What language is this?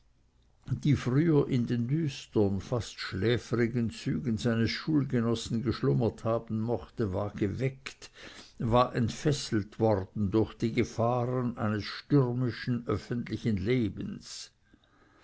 German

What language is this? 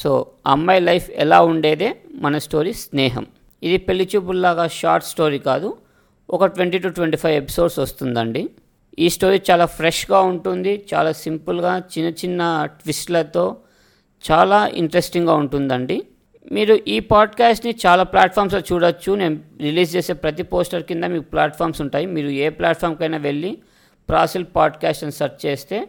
Telugu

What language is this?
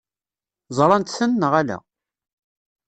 Kabyle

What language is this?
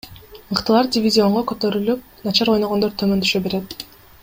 Kyrgyz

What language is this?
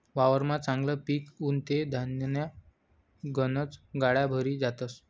Marathi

